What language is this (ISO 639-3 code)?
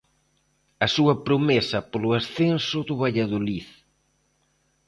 glg